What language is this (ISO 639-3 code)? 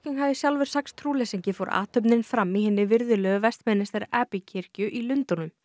isl